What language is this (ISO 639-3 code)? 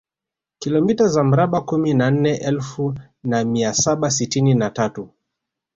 swa